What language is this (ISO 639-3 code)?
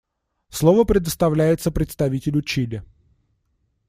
rus